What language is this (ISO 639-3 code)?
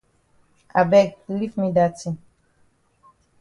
wes